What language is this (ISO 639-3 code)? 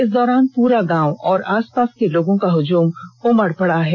hin